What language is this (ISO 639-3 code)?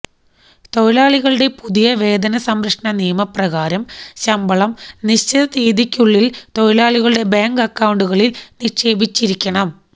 mal